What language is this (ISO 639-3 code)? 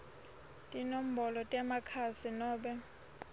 ssw